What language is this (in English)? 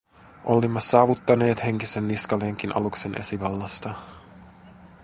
Finnish